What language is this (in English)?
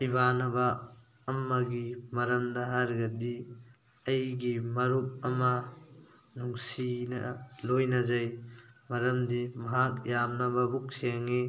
Manipuri